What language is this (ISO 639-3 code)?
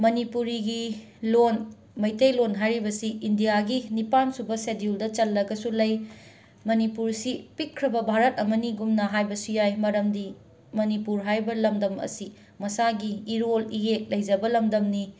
mni